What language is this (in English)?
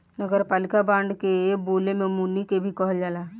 Bhojpuri